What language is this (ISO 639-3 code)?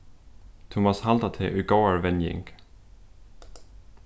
fao